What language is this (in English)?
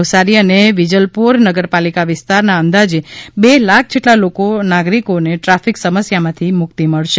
Gujarati